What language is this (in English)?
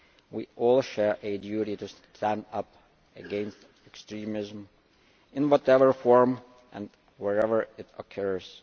English